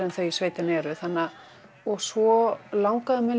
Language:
Icelandic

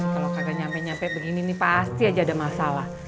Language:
Indonesian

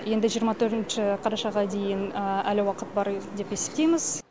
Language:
Kazakh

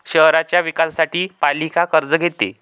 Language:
Marathi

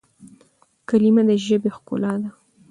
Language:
Pashto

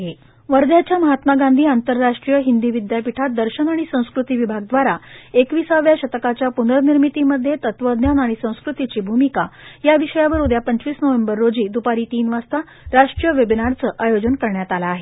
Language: Marathi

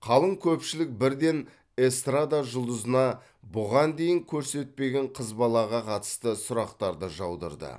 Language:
Kazakh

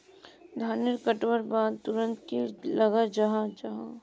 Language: Magahi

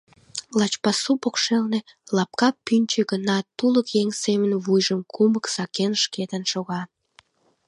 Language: Mari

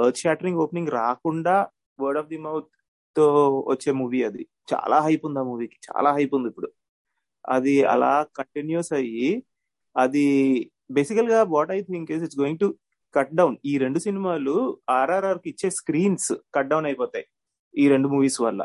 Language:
Telugu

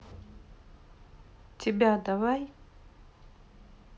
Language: Russian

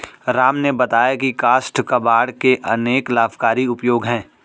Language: Hindi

